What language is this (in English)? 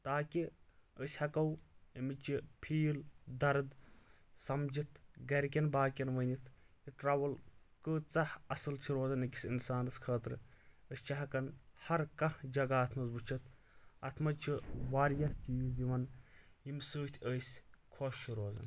Kashmiri